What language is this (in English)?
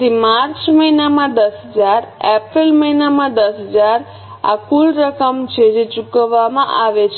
Gujarati